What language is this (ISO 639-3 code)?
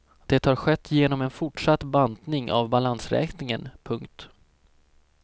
swe